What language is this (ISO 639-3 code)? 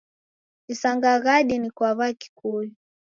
dav